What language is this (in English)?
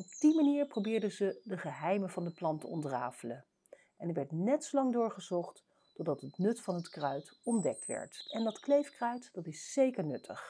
Dutch